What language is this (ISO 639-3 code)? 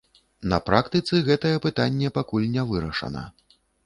bel